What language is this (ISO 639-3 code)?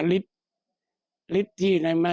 tha